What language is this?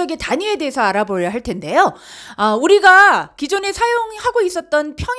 Korean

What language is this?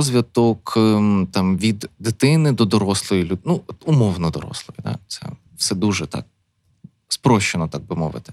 Ukrainian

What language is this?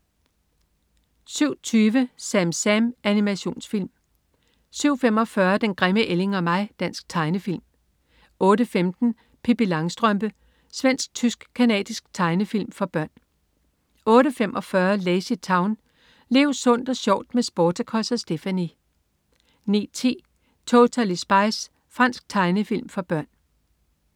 Danish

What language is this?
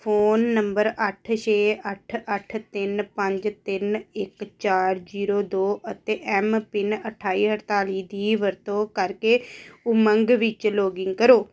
Punjabi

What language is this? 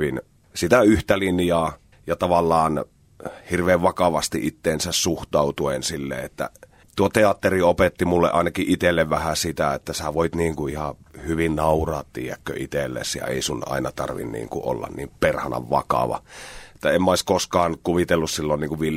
Finnish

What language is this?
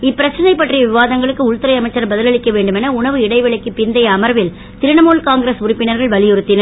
Tamil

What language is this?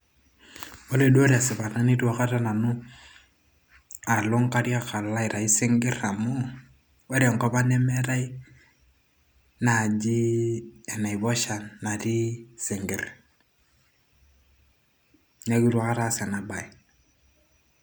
Masai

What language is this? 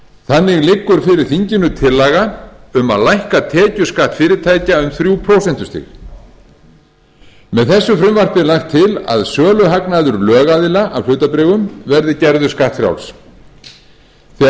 Icelandic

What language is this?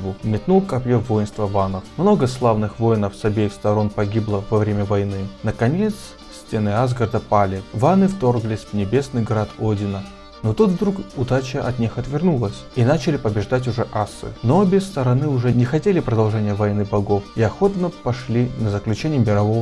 Russian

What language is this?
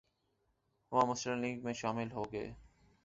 Urdu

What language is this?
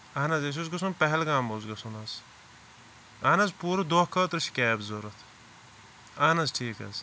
Kashmiri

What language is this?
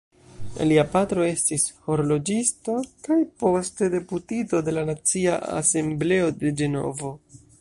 Esperanto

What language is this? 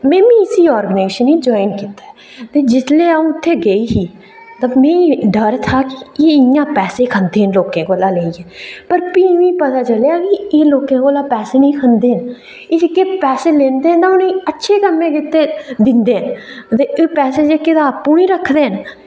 Dogri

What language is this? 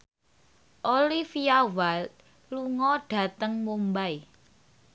Javanese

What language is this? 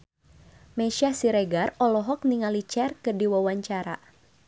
Sundanese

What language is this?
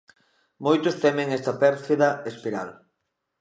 Galician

